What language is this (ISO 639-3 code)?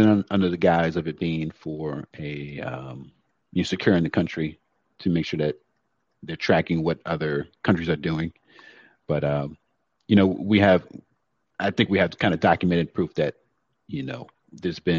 eng